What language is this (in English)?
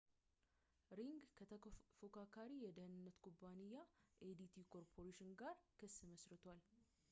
Amharic